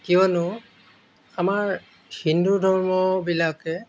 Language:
Assamese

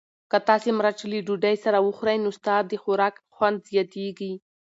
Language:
Pashto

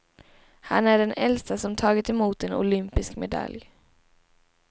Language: Swedish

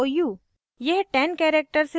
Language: Hindi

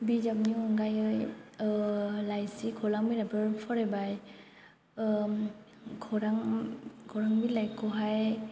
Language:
Bodo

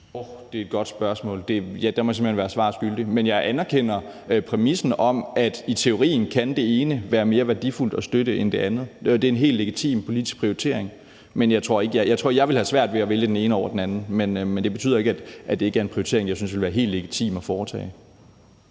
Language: Danish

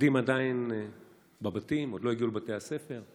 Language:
Hebrew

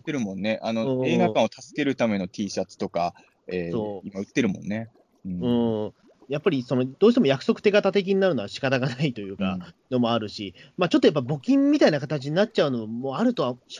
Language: Japanese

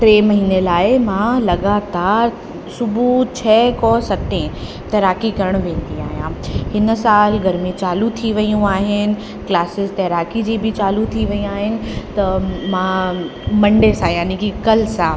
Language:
Sindhi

